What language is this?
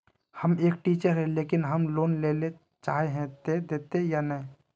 Magahi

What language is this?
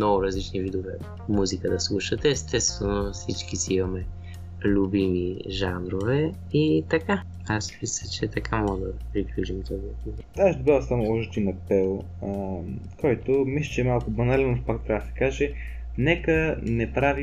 Bulgarian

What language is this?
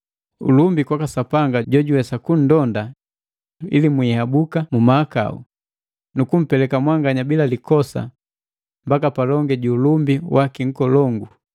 Matengo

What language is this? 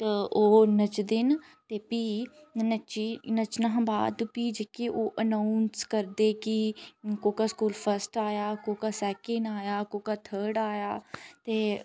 Dogri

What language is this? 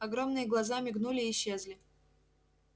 Russian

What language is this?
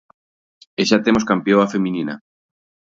Galician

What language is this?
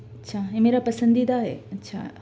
Urdu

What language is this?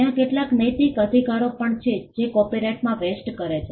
Gujarati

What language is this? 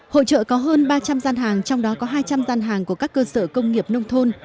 Vietnamese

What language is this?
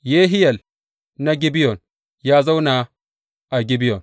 Hausa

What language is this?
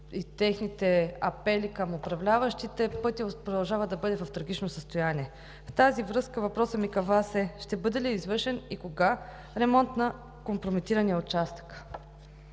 Bulgarian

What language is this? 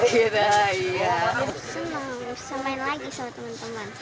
Indonesian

